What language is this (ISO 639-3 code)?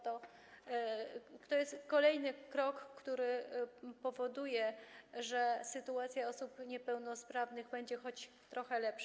pol